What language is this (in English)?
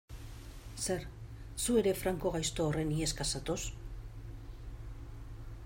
Basque